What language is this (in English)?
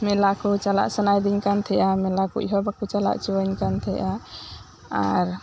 Santali